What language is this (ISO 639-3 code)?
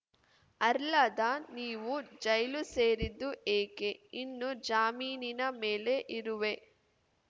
kan